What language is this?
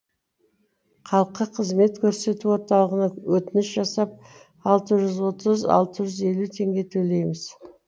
Kazakh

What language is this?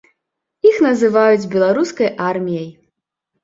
Belarusian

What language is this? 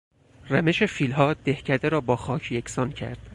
Persian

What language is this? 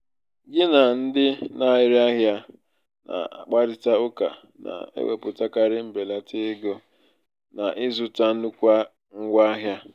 Igbo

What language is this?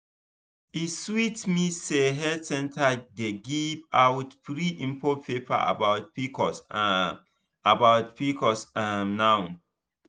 Nigerian Pidgin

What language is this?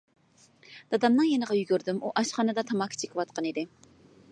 Uyghur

